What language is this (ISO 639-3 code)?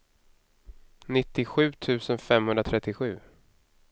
swe